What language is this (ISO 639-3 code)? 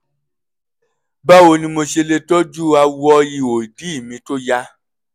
yor